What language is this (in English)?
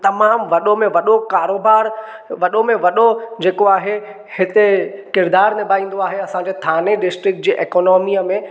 Sindhi